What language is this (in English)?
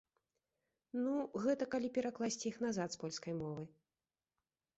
Belarusian